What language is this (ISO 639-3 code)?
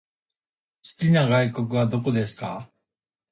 jpn